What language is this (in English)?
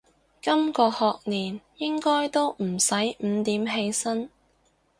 Cantonese